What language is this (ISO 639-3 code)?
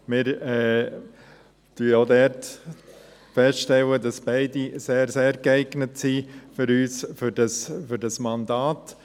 gsw